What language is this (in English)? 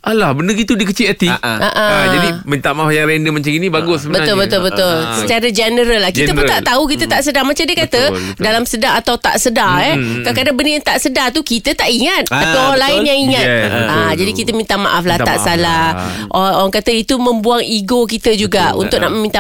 Malay